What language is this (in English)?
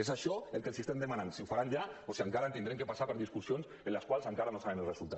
Catalan